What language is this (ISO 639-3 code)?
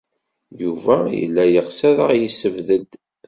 kab